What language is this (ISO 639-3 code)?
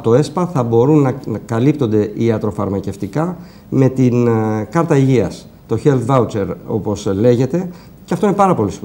ell